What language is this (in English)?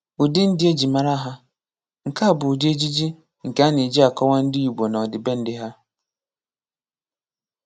Igbo